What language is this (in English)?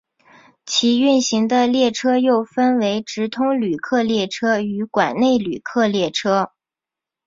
Chinese